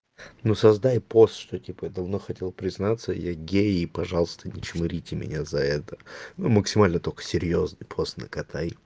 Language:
Russian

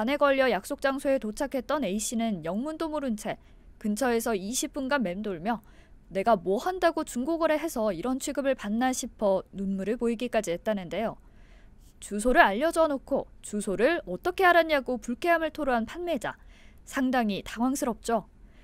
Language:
Korean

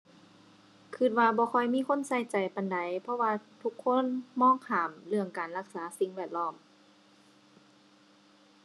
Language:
Thai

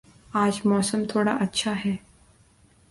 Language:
Urdu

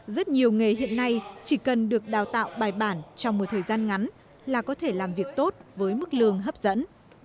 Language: Vietnamese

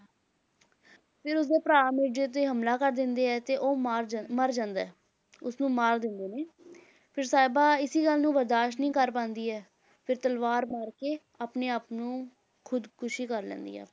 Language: Punjabi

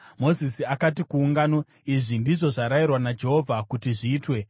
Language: Shona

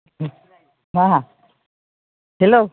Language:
Bodo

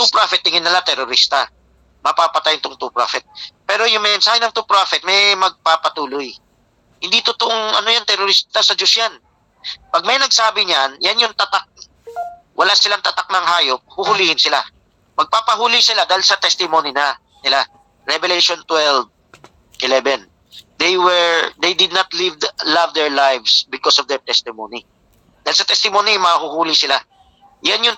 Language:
Filipino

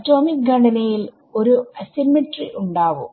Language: Malayalam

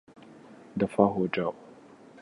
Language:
Urdu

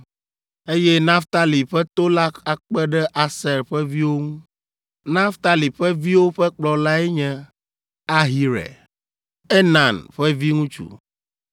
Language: Ewe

